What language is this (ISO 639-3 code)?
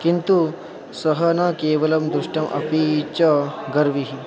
san